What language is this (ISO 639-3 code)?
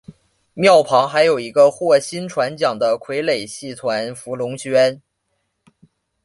zho